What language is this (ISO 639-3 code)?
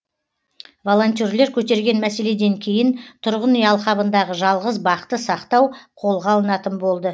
kaz